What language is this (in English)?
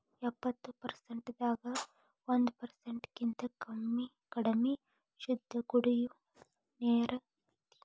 Kannada